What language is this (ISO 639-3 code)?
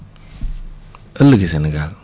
wol